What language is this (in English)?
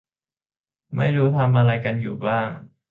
Thai